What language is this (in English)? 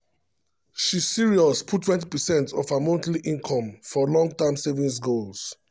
Nigerian Pidgin